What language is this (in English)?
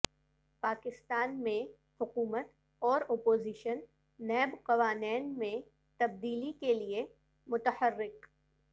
Urdu